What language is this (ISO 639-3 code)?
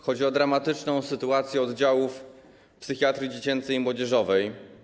pol